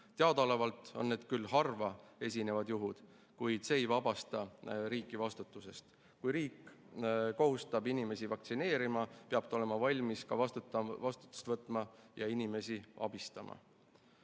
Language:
Estonian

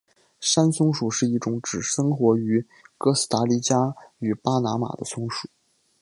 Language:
Chinese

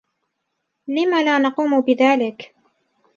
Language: Arabic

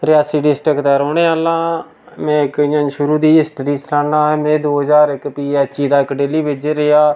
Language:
Dogri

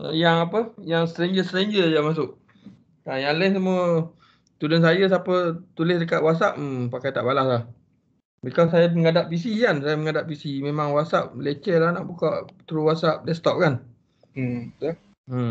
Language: Malay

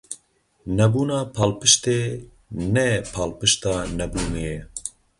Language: Kurdish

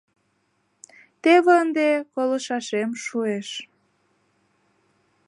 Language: Mari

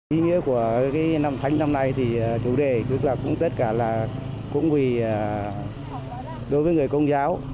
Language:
Vietnamese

